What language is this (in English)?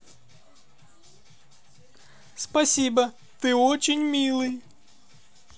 Russian